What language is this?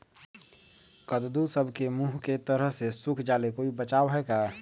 Magahi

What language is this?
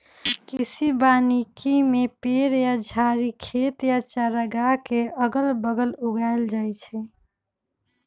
Magahi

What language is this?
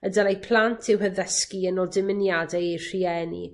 Welsh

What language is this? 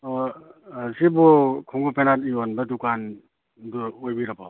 Manipuri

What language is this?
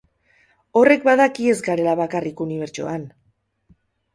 Basque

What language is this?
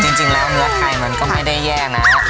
Thai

